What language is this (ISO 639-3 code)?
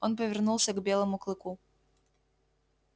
rus